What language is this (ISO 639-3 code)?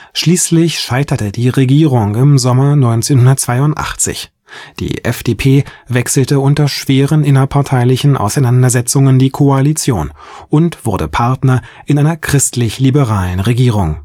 deu